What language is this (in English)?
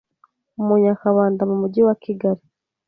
Kinyarwanda